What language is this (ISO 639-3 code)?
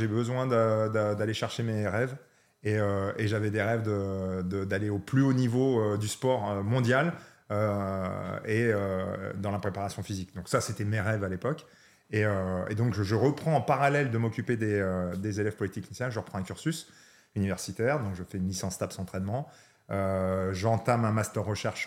fra